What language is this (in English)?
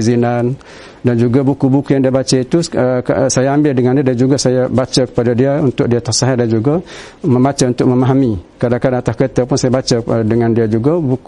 Malay